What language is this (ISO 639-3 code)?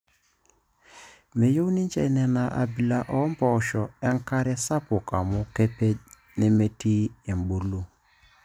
mas